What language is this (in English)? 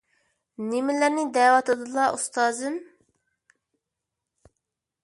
Uyghur